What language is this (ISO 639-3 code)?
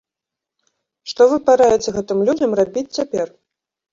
bel